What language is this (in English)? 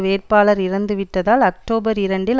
Tamil